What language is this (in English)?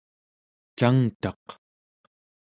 Central Yupik